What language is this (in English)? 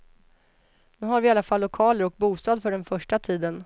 Swedish